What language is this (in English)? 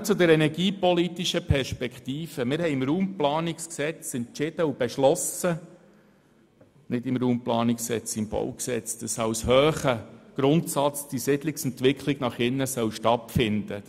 Swiss German